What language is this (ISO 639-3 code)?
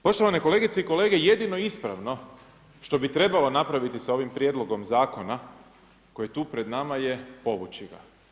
hrv